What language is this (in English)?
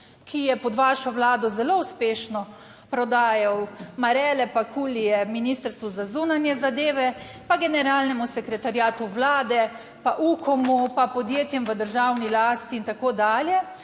Slovenian